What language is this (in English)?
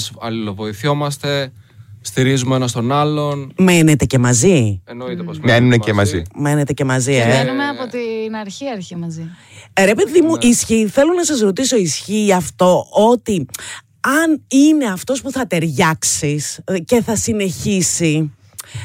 Greek